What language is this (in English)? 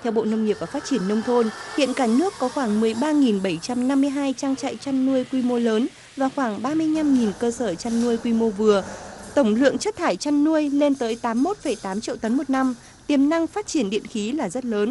Vietnamese